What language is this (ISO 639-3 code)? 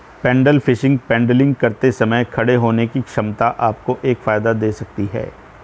hin